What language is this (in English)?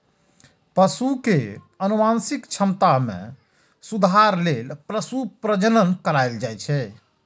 Maithili